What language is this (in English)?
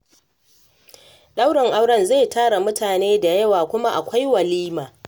Hausa